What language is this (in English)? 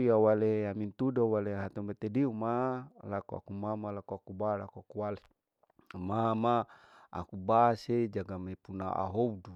Larike-Wakasihu